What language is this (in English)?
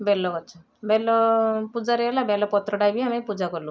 Odia